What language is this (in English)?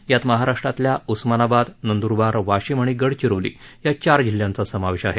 Marathi